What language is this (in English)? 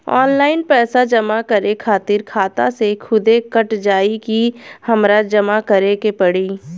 Bhojpuri